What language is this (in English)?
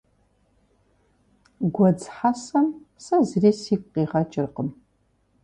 Kabardian